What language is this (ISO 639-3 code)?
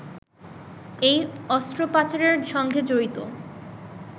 ben